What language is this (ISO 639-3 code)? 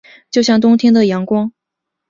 zho